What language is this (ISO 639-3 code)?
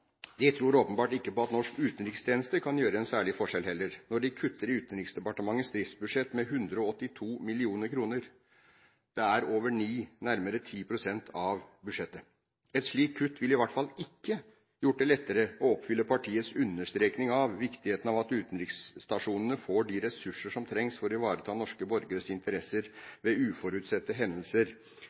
nob